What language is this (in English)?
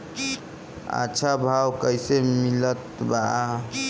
Bhojpuri